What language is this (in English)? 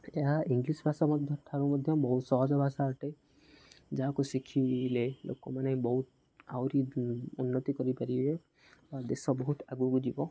Odia